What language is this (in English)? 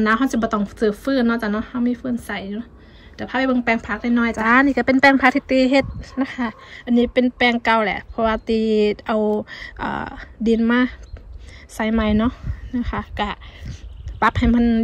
Thai